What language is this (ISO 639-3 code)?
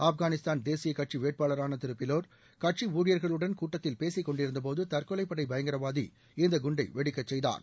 tam